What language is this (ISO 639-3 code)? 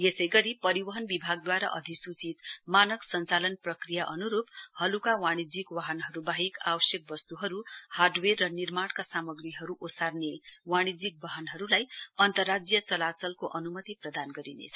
nep